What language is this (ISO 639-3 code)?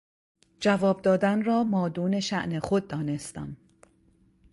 fas